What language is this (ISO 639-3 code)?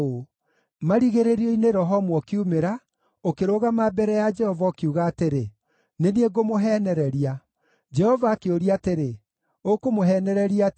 kik